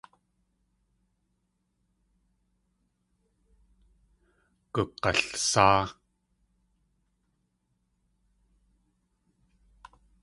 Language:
Tlingit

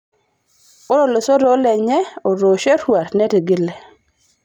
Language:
Masai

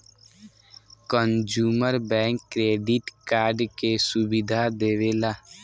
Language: Bhojpuri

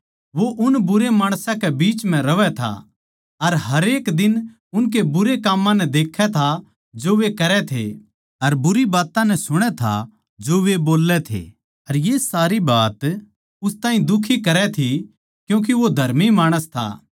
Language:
Haryanvi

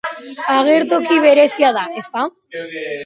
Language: Basque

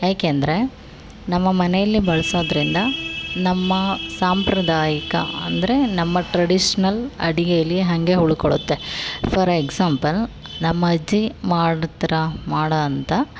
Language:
Kannada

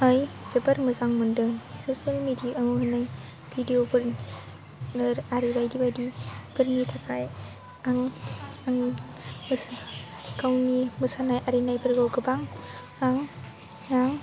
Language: Bodo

